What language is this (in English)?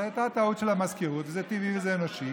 Hebrew